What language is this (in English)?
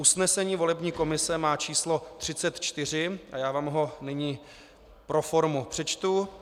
Czech